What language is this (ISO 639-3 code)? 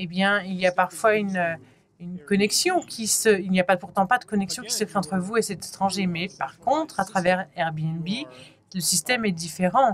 fra